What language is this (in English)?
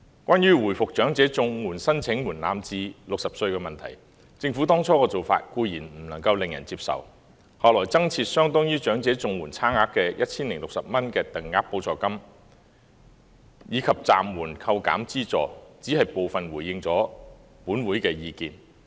Cantonese